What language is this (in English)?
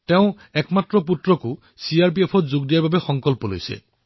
Assamese